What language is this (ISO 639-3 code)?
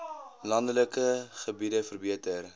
afr